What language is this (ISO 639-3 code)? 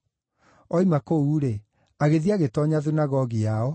kik